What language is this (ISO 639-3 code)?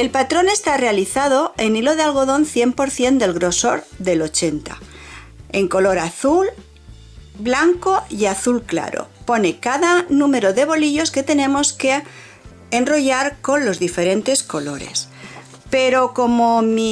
spa